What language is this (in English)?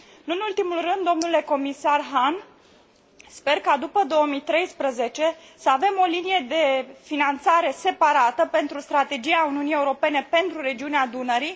Romanian